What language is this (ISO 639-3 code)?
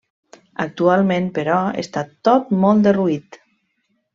cat